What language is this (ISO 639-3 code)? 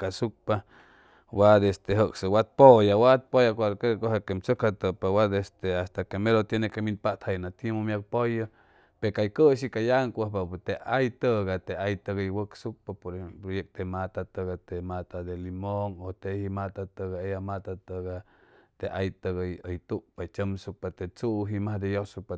zoh